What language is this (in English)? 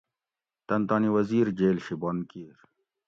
Gawri